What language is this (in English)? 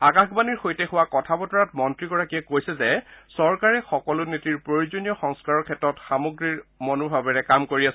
Assamese